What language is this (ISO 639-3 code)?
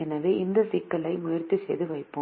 tam